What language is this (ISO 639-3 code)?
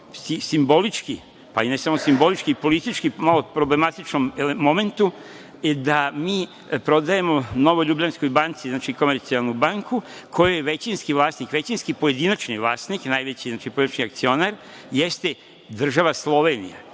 srp